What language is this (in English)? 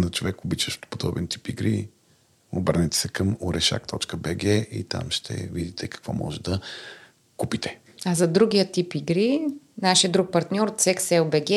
Bulgarian